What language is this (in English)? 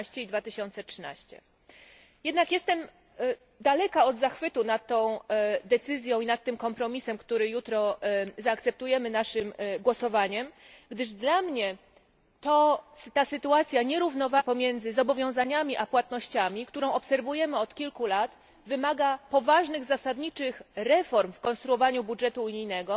Polish